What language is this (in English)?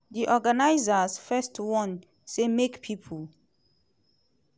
Nigerian Pidgin